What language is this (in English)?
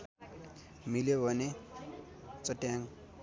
Nepali